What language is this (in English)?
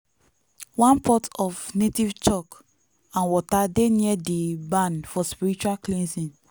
Nigerian Pidgin